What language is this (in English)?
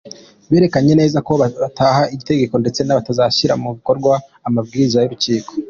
Kinyarwanda